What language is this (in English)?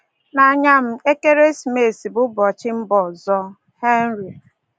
Igbo